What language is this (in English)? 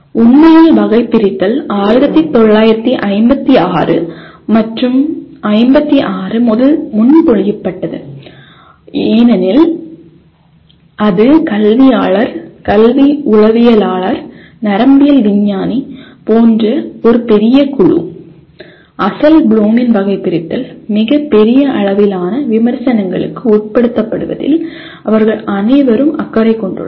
Tamil